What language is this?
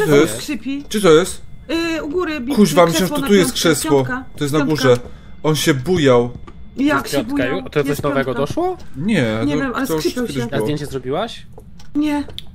Polish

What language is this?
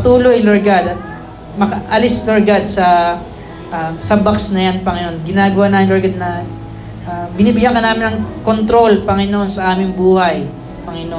Filipino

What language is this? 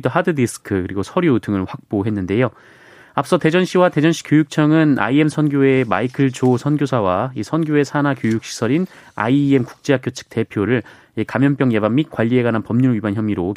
Korean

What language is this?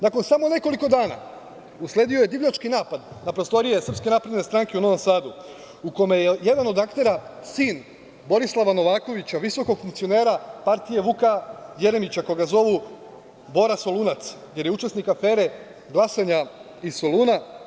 Serbian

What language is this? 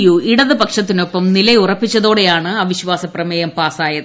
Malayalam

